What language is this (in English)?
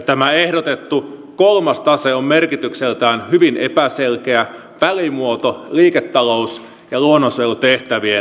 Finnish